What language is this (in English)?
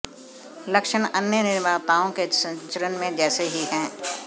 Hindi